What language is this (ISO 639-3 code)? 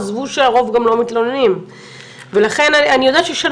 heb